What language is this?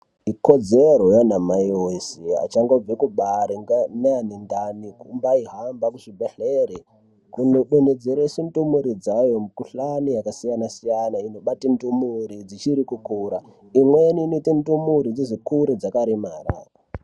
Ndau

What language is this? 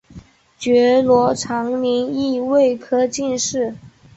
Chinese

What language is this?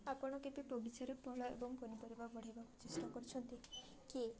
Odia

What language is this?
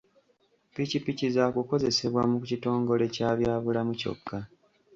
Ganda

